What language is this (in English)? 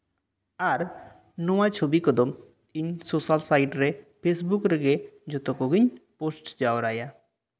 Santali